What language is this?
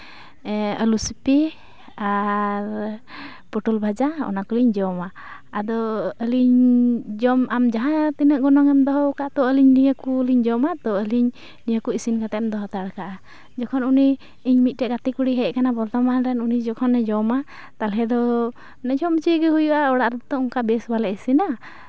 Santali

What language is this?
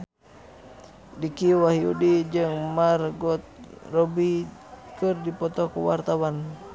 Sundanese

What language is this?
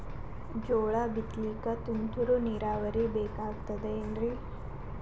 Kannada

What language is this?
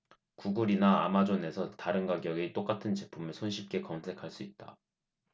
Korean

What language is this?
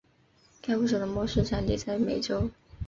Chinese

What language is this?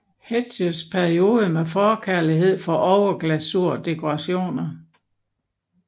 Danish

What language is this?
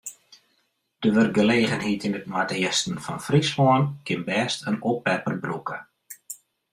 Western Frisian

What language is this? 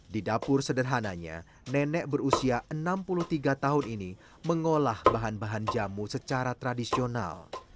Indonesian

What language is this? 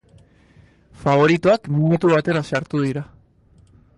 Basque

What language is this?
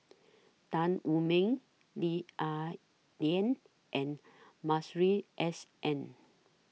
English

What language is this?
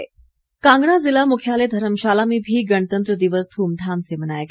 Hindi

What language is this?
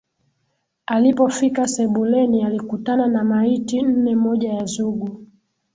Swahili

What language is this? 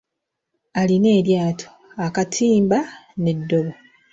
Ganda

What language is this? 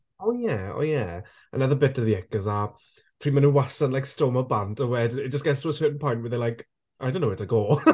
Welsh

